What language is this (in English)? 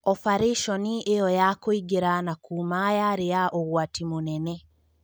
Kikuyu